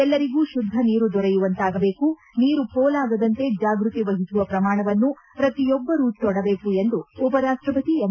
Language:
Kannada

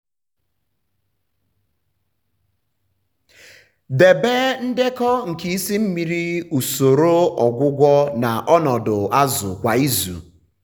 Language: Igbo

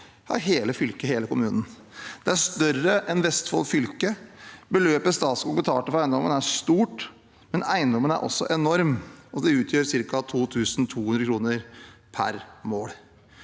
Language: Norwegian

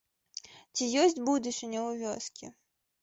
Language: Belarusian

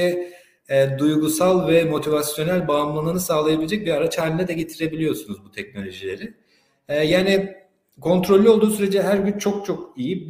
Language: Turkish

